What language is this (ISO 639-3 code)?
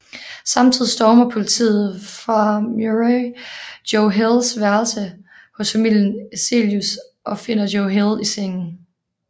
dan